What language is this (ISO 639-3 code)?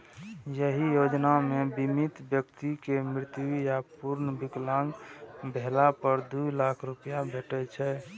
mai